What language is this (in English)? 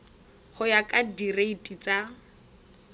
Tswana